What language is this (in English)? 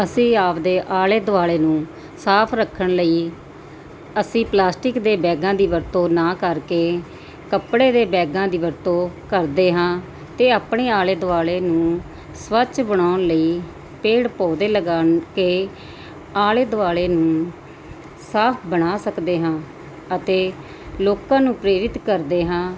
Punjabi